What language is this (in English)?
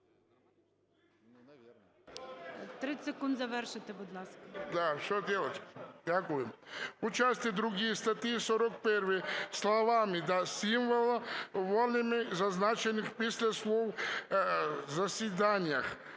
Ukrainian